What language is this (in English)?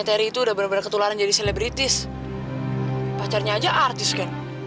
Indonesian